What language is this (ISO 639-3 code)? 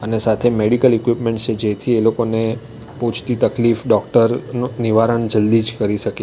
guj